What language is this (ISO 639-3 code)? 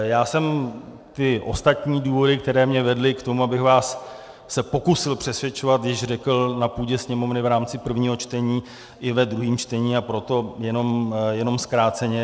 ces